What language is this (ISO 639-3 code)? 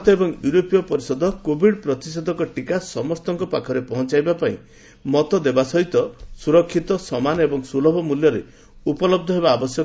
ori